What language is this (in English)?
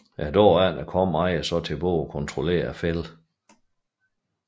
Danish